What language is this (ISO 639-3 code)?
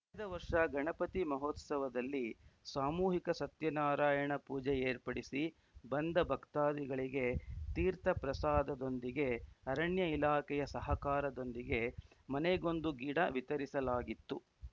kan